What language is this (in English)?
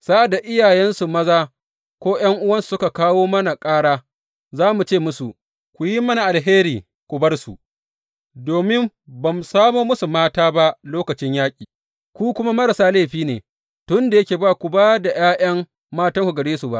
Hausa